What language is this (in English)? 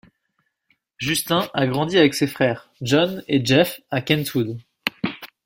French